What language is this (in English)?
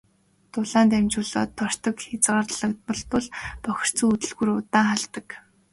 Mongolian